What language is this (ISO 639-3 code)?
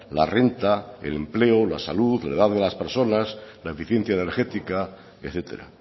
spa